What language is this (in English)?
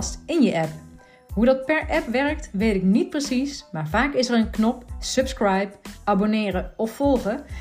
Dutch